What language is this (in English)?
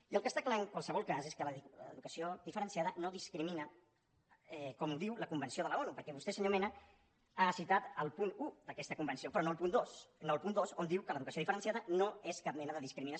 Catalan